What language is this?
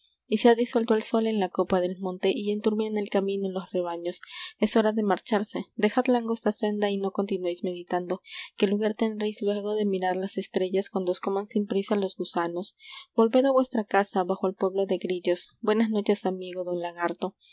Spanish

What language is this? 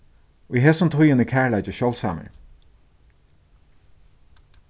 Faroese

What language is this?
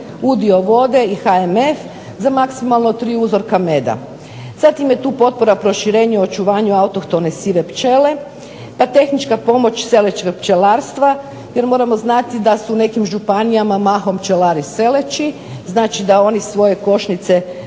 Croatian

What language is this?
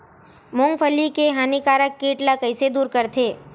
Chhattisgarhi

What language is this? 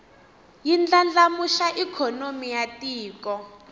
Tsonga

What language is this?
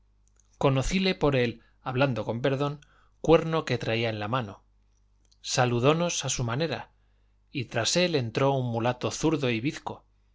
Spanish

